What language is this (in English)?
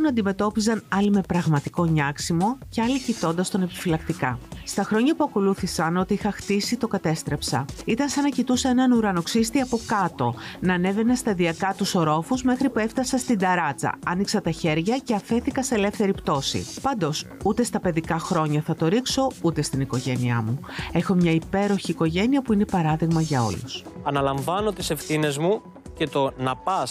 Greek